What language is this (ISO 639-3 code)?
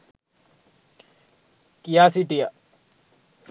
sin